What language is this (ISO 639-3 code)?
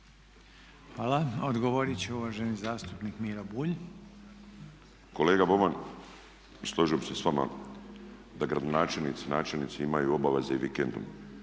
hrv